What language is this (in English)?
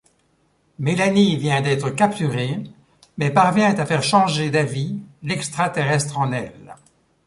French